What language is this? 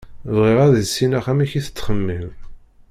Kabyle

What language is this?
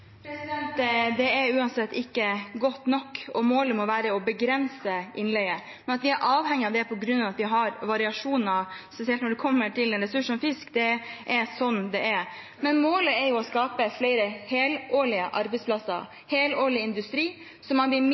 Norwegian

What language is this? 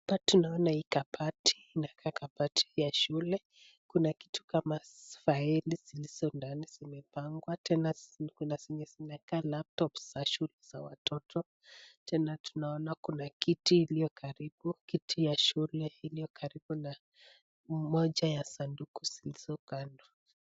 Swahili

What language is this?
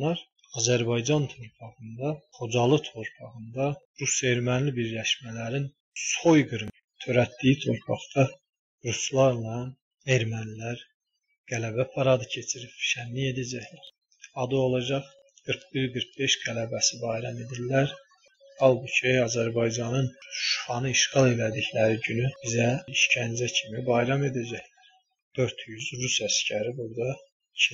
Turkish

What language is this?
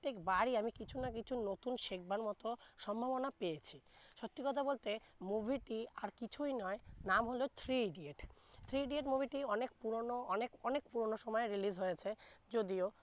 Bangla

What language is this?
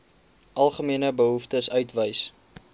Afrikaans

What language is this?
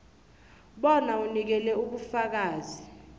South Ndebele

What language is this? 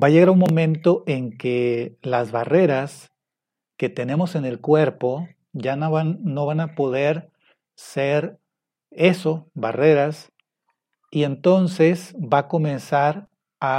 Spanish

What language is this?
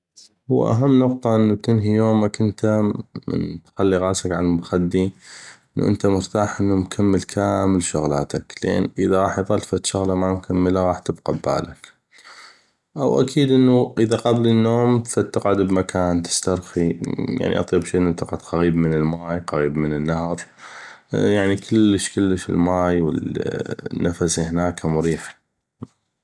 North Mesopotamian Arabic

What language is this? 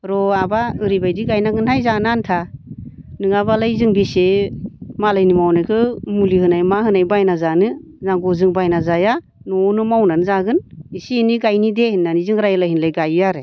Bodo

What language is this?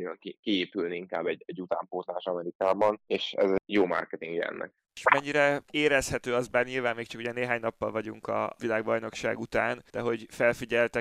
Hungarian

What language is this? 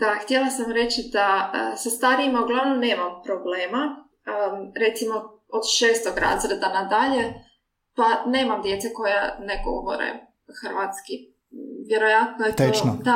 Croatian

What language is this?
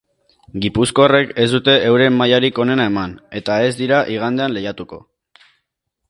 Basque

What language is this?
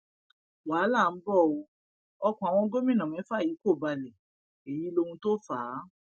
Yoruba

